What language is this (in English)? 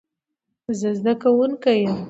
Pashto